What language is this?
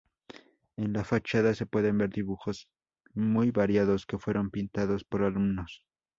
Spanish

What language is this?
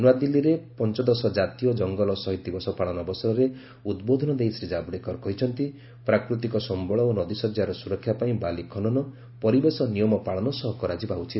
Odia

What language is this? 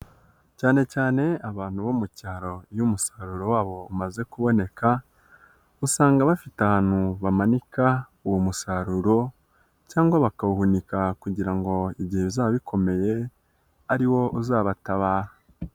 Kinyarwanda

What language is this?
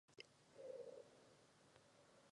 Czech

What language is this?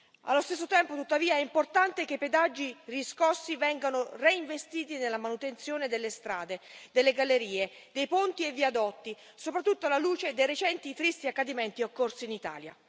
Italian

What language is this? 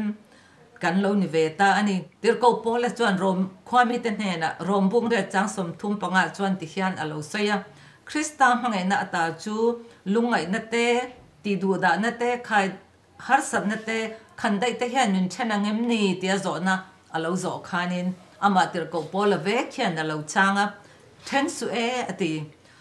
Thai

